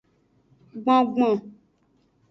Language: Aja (Benin)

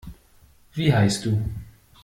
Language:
German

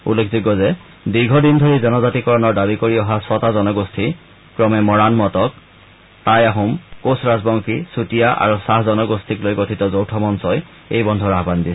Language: Assamese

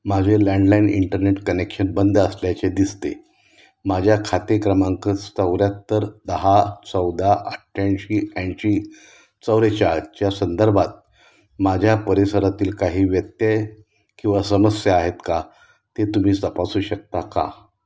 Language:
Marathi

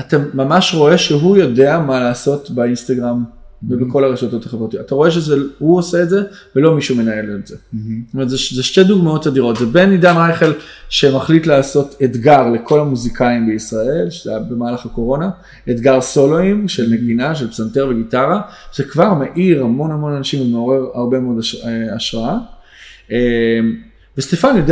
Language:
Hebrew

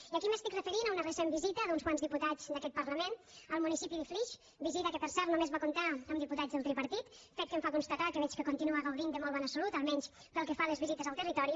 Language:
Catalan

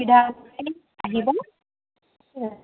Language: Assamese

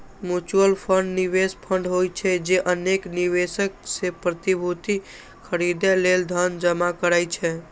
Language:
Maithili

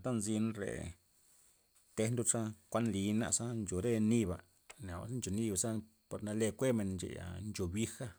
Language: Loxicha Zapotec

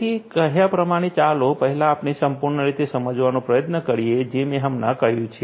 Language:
Gujarati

